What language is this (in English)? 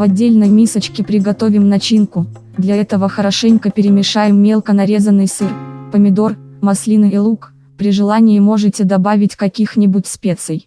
Russian